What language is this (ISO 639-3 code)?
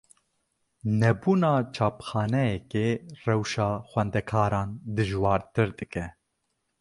kur